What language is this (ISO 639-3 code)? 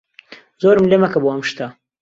ckb